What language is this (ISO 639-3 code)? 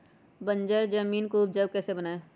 mag